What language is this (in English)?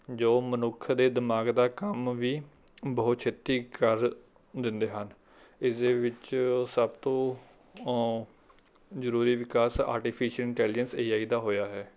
Punjabi